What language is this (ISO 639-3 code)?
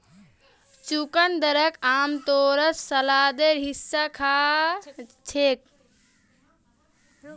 mag